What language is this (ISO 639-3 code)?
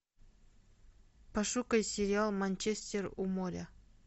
rus